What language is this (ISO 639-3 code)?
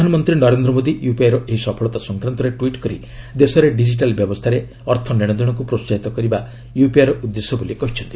ori